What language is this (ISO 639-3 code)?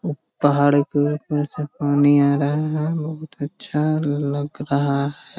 mag